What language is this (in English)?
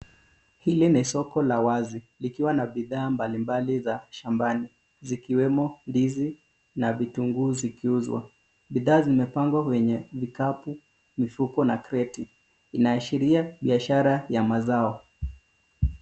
Swahili